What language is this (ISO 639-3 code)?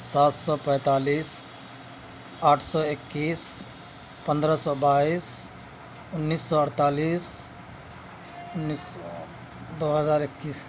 urd